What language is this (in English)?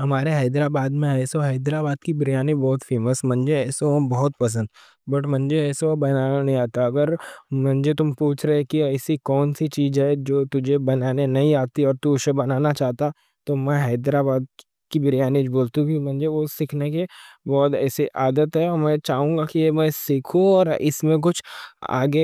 Deccan